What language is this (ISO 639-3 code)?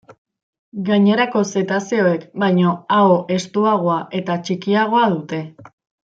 eus